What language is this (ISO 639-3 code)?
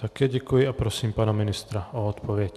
ces